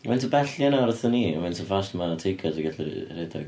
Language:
Welsh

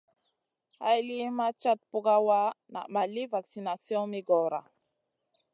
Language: Masana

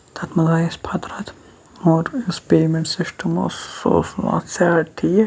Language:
Kashmiri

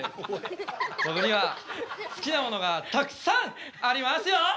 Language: Japanese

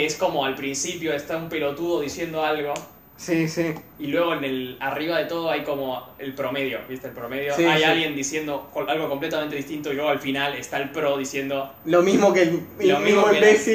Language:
Spanish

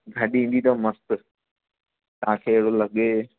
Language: Sindhi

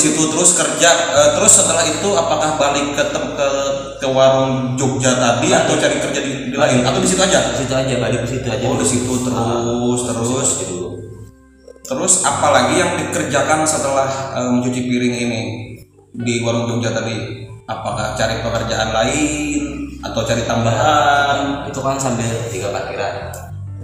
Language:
Indonesian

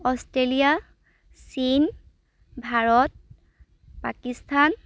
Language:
Assamese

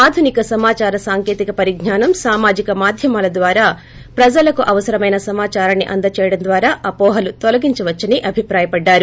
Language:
Telugu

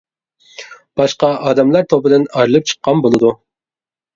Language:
Uyghur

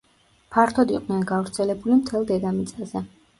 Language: Georgian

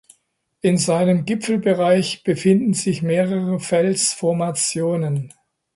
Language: German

